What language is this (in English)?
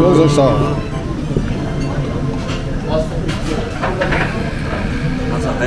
Japanese